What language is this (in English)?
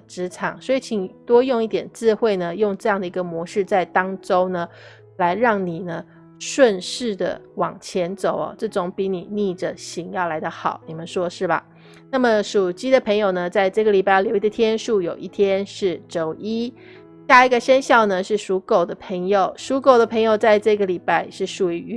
Chinese